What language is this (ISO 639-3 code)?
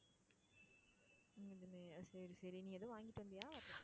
tam